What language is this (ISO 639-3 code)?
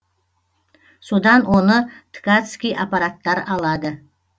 kaz